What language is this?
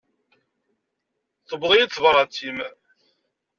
Kabyle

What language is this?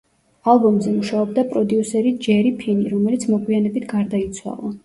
Georgian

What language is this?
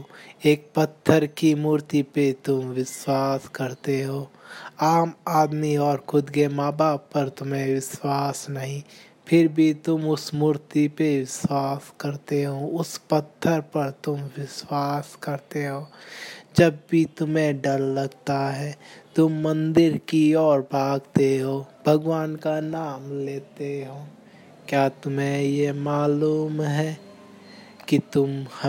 Hindi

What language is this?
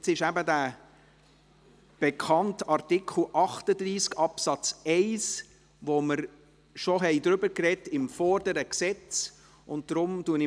Swiss German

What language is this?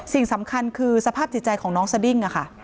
Thai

